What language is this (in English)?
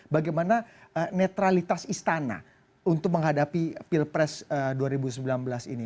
Indonesian